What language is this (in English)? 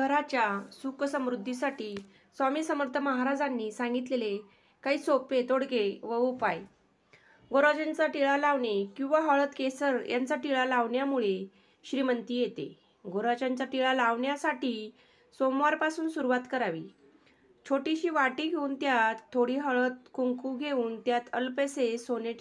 Marathi